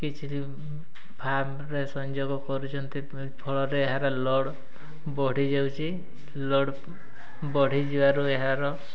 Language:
Odia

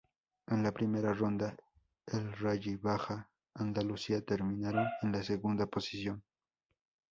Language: Spanish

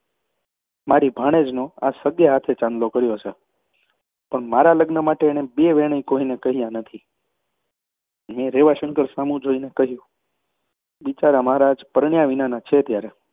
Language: Gujarati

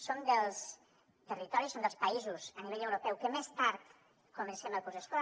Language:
Catalan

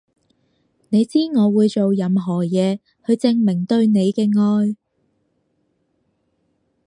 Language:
Cantonese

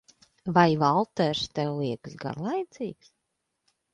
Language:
Latvian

